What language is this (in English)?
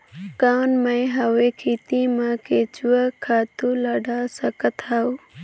Chhattisgarhi